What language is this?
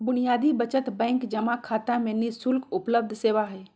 Magahi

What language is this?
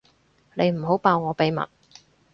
Cantonese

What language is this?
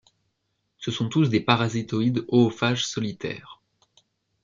French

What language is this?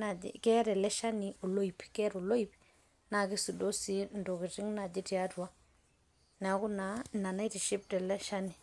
Masai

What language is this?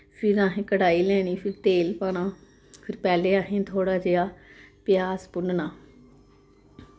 Dogri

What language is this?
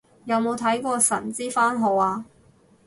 Cantonese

